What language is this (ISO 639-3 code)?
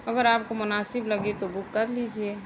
urd